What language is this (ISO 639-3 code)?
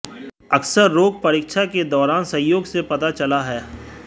hin